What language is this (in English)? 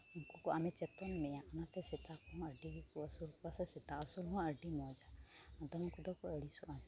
Santali